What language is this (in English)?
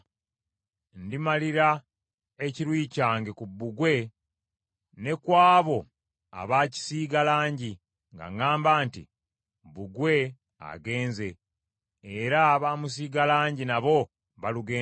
Ganda